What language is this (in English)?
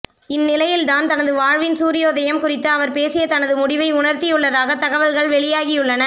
Tamil